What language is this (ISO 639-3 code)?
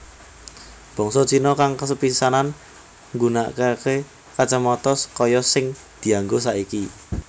jav